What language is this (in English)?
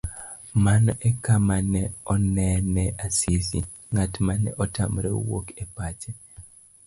Luo (Kenya and Tanzania)